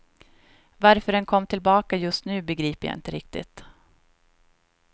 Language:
Swedish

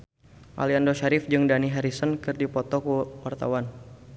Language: Sundanese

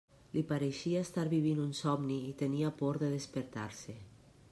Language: Catalan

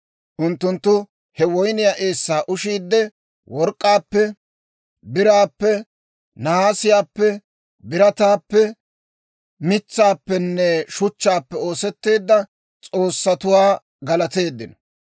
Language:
Dawro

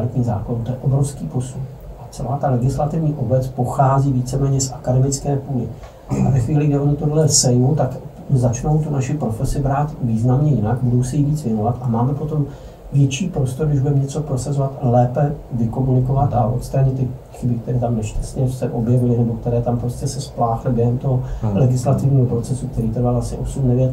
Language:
Czech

